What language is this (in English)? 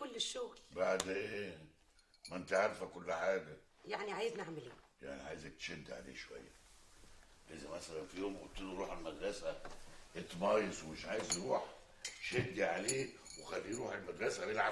Arabic